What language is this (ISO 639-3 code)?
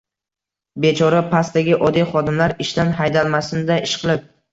uzb